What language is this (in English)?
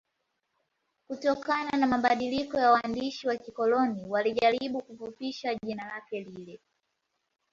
Swahili